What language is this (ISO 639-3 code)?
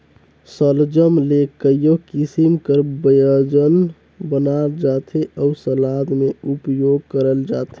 hne